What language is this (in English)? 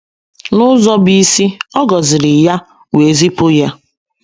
Igbo